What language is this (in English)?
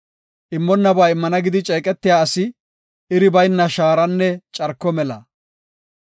Gofa